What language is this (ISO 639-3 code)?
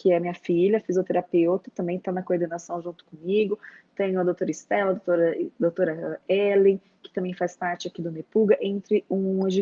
por